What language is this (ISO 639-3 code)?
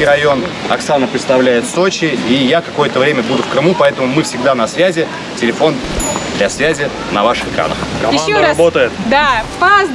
rus